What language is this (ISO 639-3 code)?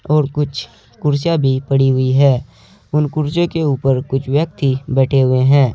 hin